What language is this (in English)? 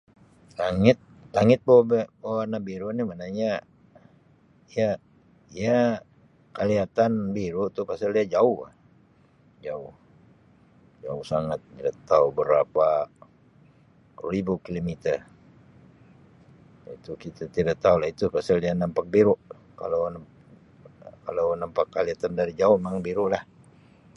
Sabah Malay